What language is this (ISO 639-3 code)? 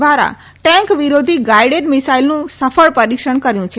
guj